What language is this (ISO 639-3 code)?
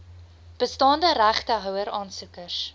afr